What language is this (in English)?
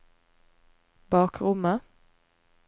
Norwegian